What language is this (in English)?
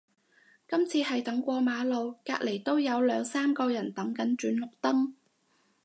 Cantonese